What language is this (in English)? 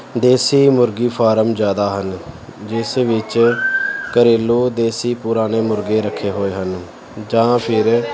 Punjabi